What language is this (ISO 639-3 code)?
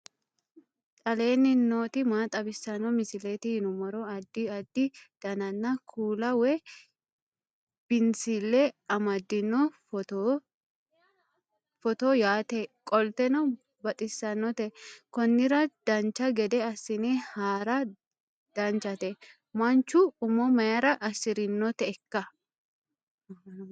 sid